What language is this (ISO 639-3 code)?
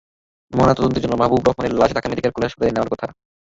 ben